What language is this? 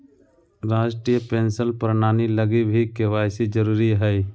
Magahi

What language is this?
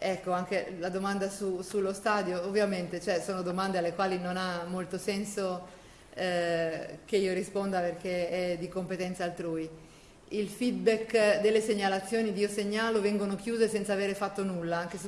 Italian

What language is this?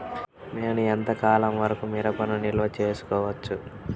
Telugu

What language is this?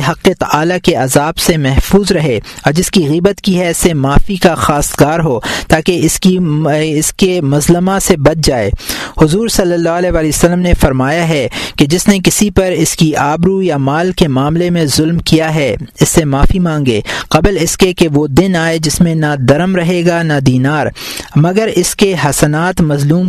Urdu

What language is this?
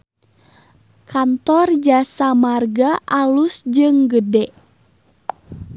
Sundanese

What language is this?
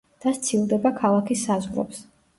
Georgian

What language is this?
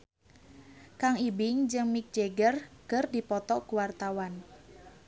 Sundanese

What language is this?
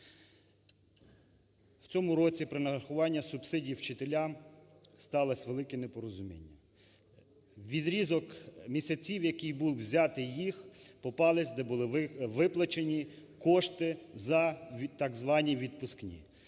Ukrainian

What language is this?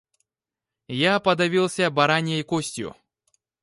Russian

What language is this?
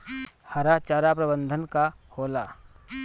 Bhojpuri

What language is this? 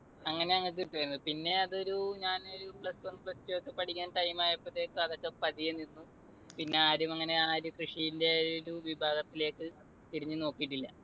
Malayalam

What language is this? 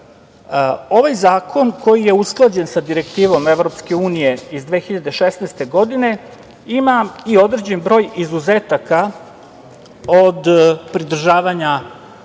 Serbian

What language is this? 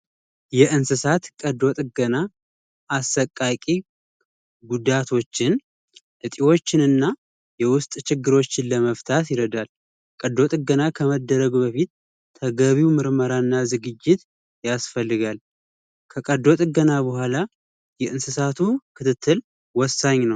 Amharic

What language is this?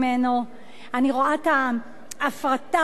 Hebrew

